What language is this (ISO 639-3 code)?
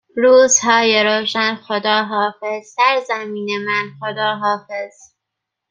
fas